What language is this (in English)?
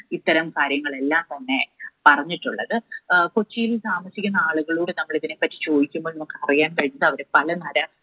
Malayalam